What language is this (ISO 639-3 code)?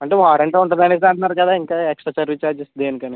tel